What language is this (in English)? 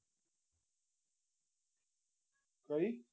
Gujarati